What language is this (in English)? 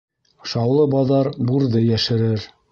Bashkir